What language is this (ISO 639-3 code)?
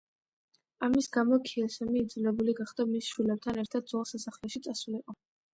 kat